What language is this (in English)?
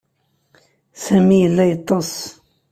Kabyle